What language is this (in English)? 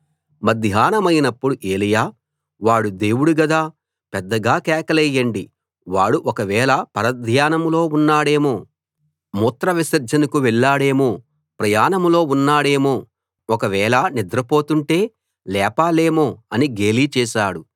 Telugu